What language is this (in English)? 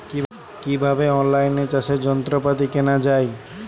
Bangla